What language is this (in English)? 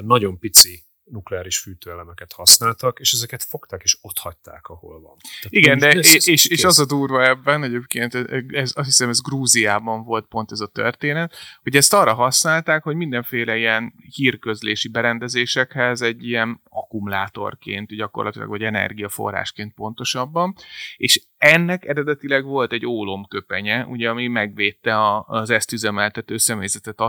Hungarian